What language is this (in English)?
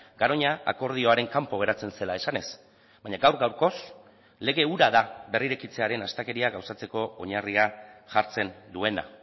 Basque